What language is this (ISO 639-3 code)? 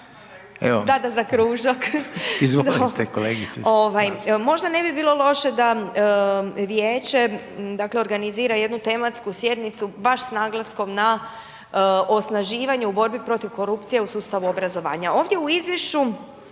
hrv